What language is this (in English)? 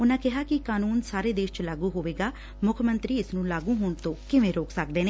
Punjabi